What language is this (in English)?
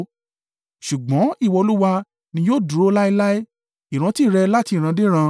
Yoruba